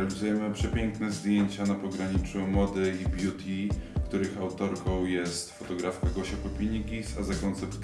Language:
Polish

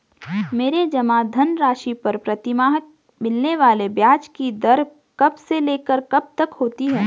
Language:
Hindi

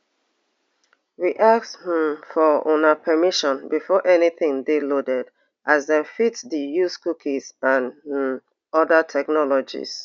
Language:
Nigerian Pidgin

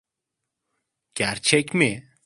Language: Turkish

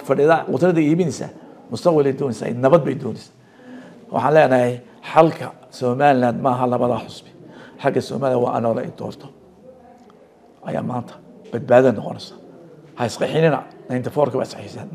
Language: Arabic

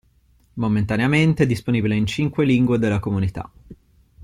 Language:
Italian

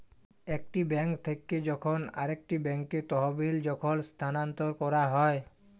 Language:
Bangla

